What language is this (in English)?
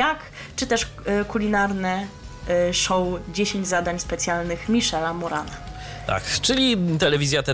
Polish